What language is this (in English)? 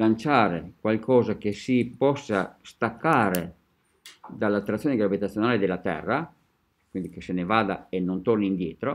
Italian